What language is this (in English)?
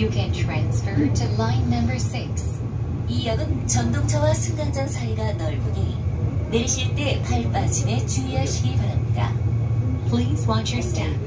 Korean